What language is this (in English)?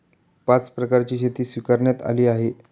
Marathi